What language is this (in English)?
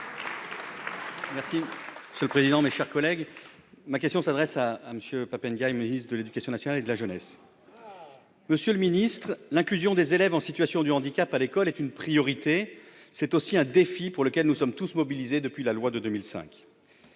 French